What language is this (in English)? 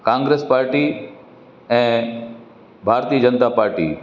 Sindhi